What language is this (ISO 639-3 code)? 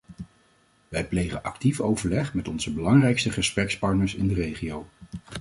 nld